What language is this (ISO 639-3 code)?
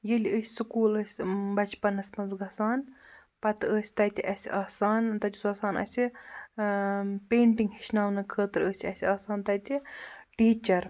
kas